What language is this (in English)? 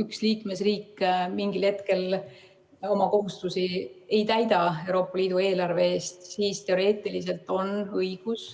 Estonian